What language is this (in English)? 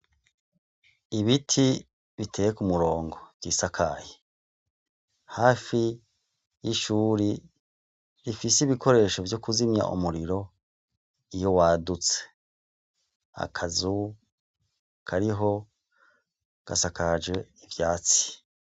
Rundi